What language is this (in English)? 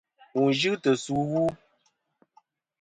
Kom